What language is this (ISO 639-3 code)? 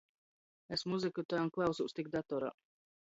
ltg